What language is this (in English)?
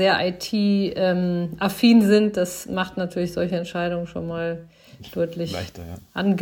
German